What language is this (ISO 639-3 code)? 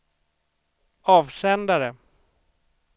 swe